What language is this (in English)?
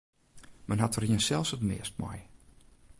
Western Frisian